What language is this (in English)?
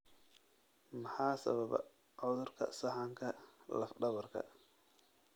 Somali